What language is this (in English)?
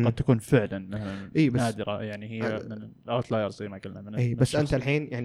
Arabic